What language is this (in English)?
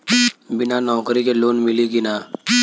Bhojpuri